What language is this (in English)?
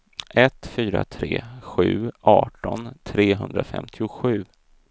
Swedish